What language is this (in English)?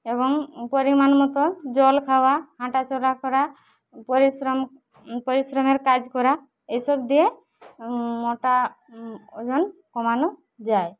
Bangla